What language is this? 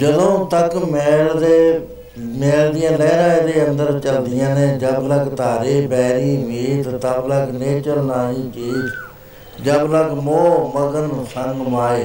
Punjabi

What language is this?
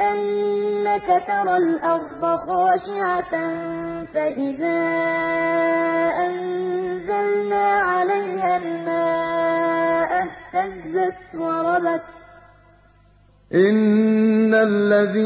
Arabic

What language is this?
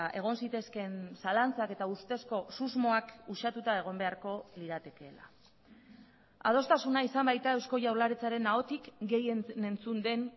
Basque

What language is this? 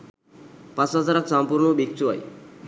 Sinhala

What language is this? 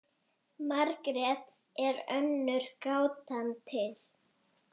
Icelandic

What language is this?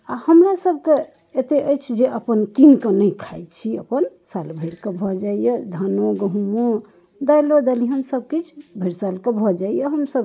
Maithili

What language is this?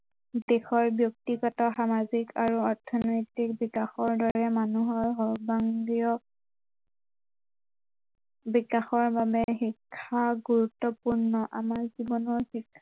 Assamese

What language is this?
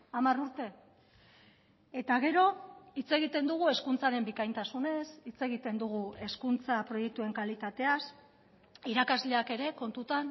Basque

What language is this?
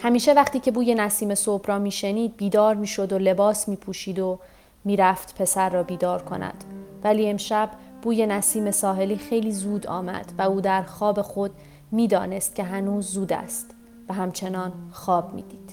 Persian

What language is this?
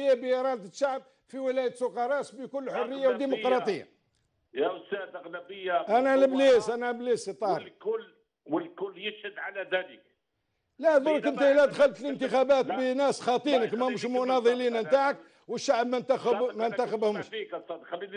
Arabic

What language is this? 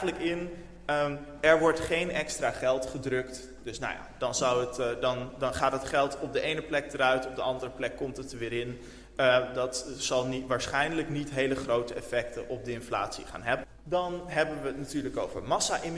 Dutch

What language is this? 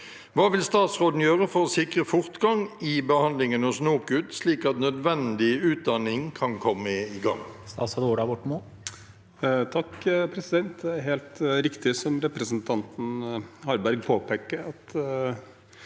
Norwegian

